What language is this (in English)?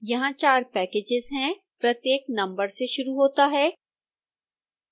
Hindi